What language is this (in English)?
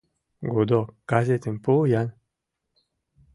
Mari